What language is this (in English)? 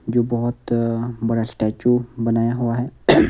Hindi